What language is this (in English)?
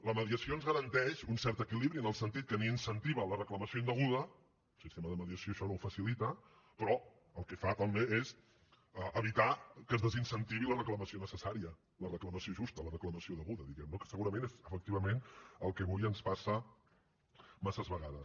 Catalan